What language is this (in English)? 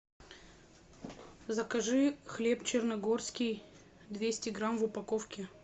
Russian